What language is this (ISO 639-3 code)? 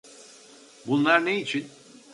tur